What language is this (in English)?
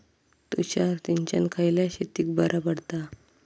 Marathi